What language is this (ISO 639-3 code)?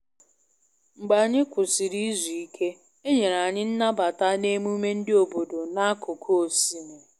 ibo